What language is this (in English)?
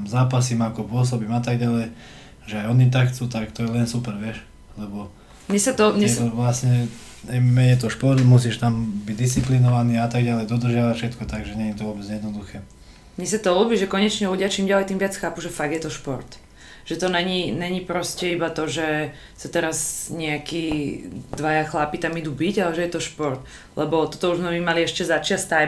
Slovak